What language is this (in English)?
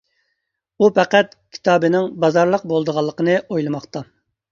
Uyghur